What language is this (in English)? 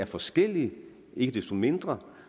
Danish